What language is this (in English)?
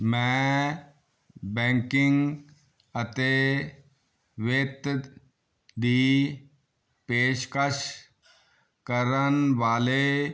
Punjabi